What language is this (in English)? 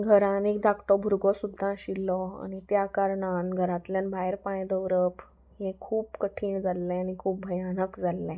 Konkani